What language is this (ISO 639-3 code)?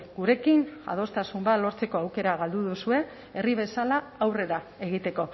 eus